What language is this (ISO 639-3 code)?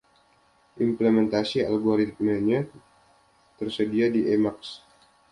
ind